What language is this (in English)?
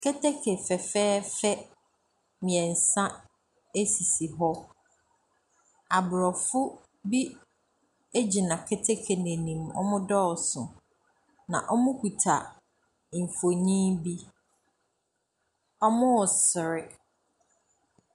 Akan